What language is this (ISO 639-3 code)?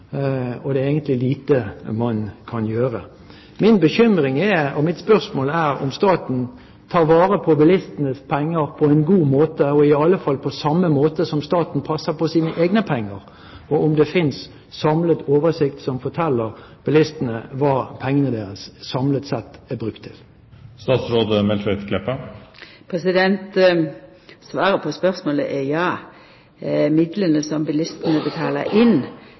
nor